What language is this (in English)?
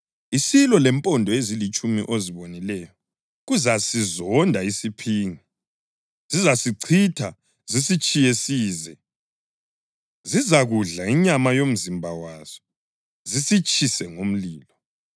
North Ndebele